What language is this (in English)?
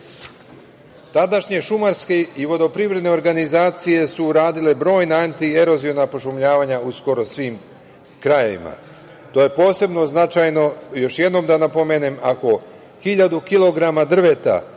Serbian